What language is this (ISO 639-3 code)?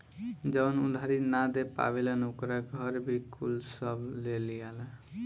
bho